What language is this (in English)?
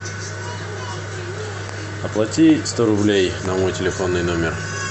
Russian